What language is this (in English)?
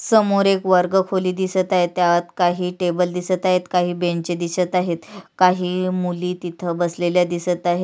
Marathi